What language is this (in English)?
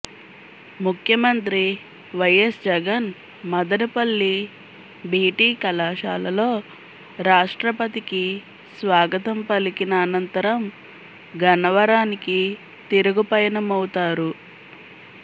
Telugu